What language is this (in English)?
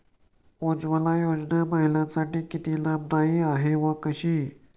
Marathi